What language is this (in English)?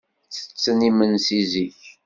Kabyle